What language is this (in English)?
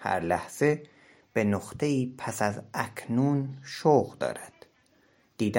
Persian